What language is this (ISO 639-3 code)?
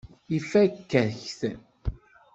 kab